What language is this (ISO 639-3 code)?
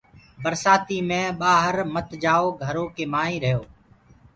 ggg